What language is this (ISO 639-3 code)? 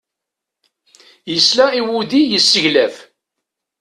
kab